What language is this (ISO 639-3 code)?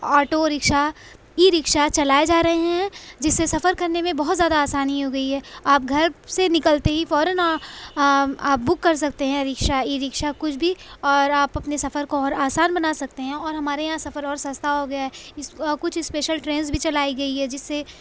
urd